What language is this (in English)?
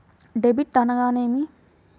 Telugu